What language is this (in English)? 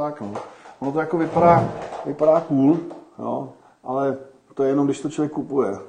Czech